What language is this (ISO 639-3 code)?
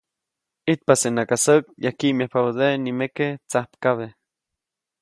zoc